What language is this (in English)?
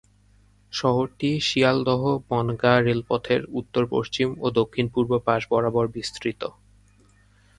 Bangla